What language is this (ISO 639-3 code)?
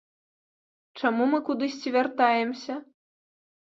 bel